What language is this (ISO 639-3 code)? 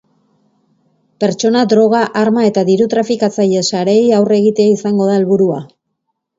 eus